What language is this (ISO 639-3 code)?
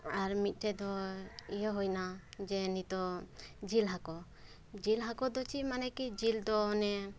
sat